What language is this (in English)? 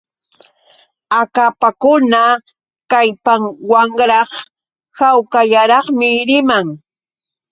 Yauyos Quechua